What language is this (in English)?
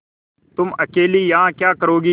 Hindi